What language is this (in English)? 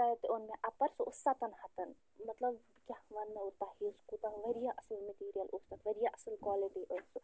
Kashmiri